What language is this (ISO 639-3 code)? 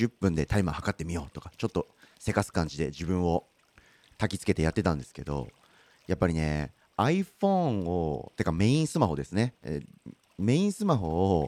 jpn